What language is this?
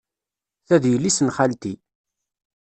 Kabyle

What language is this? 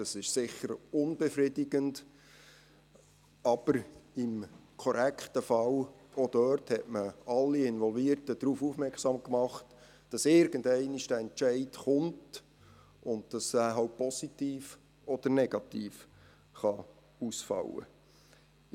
Swiss German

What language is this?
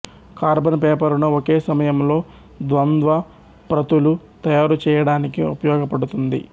Telugu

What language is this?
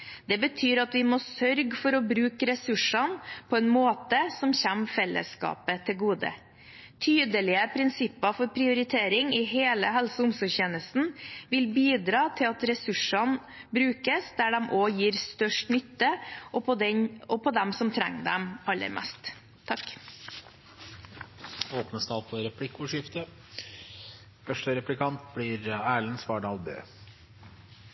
Norwegian Bokmål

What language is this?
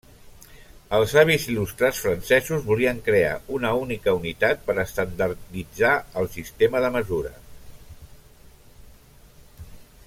Catalan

